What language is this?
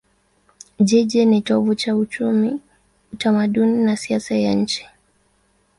Swahili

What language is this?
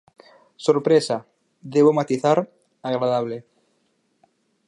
Galician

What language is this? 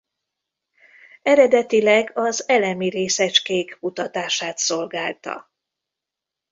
Hungarian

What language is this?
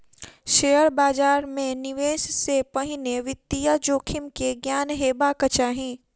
Maithili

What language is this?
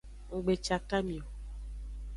Aja (Benin)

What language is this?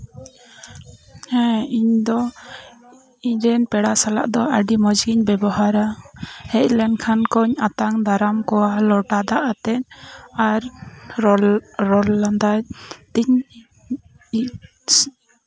Santali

